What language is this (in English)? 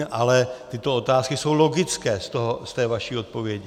Czech